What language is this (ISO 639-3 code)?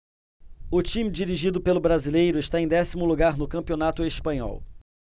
por